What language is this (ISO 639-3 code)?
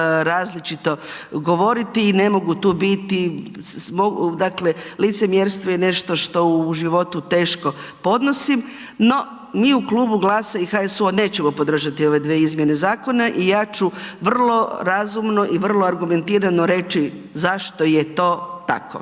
hrv